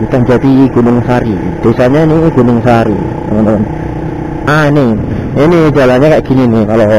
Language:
Indonesian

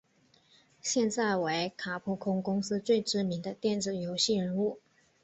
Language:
Chinese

